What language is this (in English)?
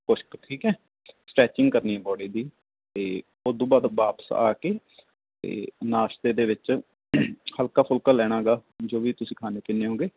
Punjabi